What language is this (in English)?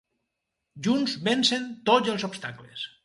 Catalan